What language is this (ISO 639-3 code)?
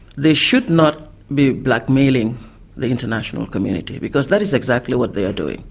eng